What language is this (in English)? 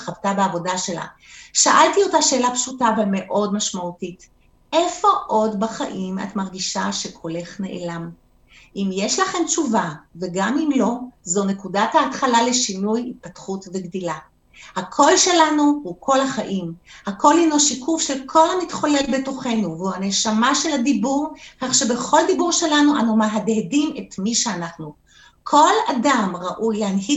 Hebrew